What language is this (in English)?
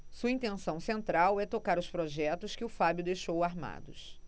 Portuguese